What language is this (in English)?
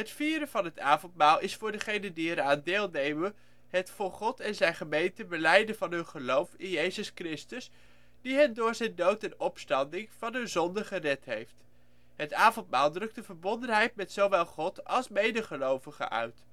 Dutch